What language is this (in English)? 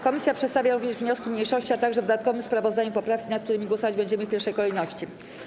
Polish